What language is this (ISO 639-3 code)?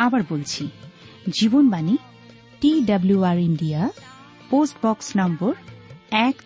ben